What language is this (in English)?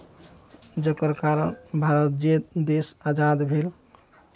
Maithili